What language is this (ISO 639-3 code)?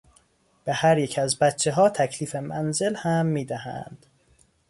fas